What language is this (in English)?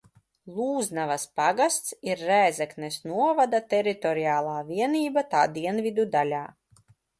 Latvian